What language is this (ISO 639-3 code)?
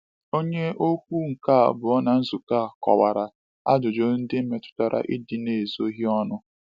ibo